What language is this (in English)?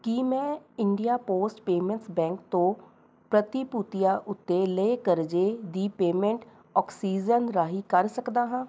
Punjabi